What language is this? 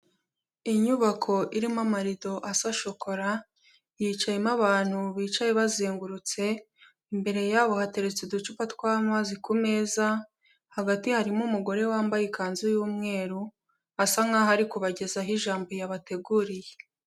Kinyarwanda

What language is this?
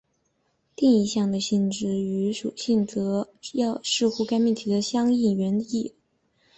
Chinese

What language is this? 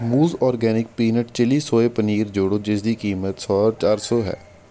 Punjabi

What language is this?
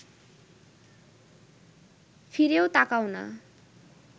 Bangla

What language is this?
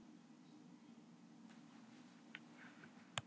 Icelandic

